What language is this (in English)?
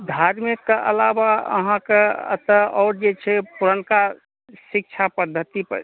Maithili